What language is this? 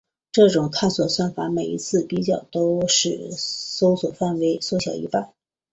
Chinese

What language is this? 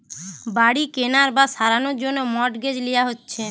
Bangla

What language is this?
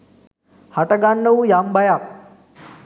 Sinhala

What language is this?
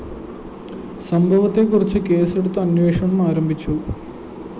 Malayalam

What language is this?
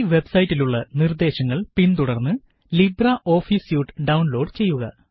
Malayalam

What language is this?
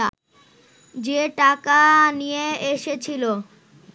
Bangla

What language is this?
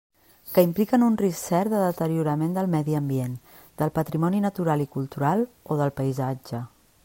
Catalan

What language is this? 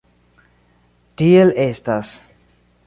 Esperanto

